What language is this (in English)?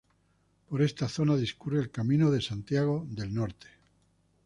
Spanish